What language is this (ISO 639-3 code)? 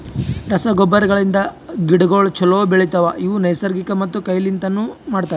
kan